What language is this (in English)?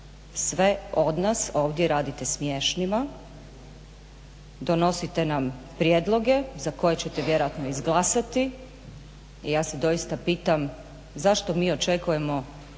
Croatian